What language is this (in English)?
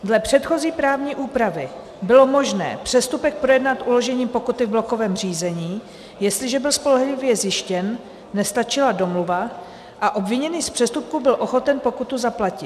Czech